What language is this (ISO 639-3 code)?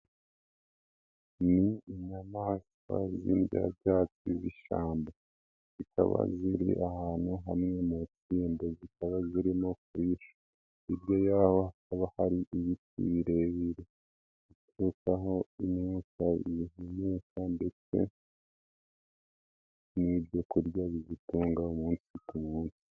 kin